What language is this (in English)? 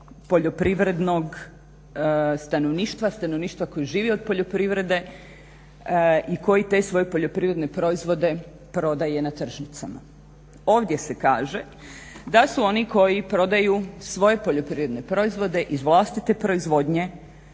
Croatian